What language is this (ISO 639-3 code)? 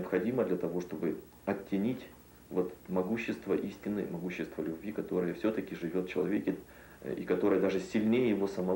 rus